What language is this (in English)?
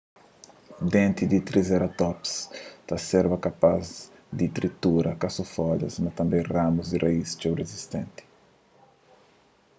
Kabuverdianu